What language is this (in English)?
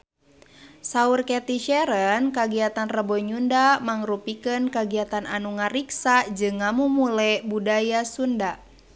Sundanese